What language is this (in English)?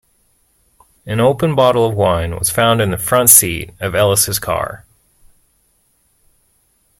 English